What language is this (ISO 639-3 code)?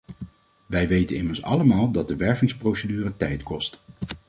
nld